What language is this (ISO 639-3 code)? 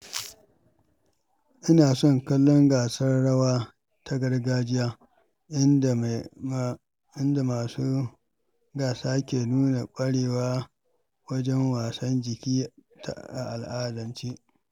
hau